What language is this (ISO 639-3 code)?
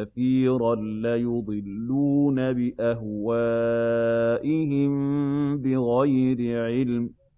ara